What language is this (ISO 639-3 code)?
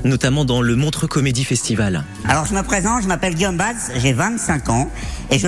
fra